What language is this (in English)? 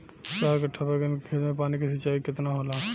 Bhojpuri